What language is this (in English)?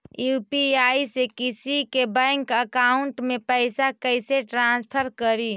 Magahi